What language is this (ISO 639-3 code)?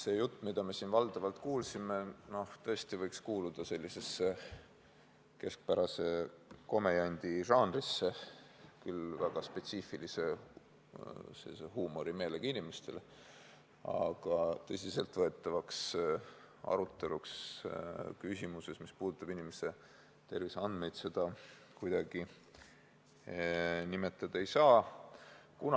est